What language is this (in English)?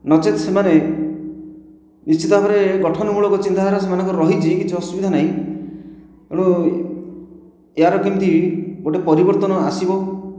Odia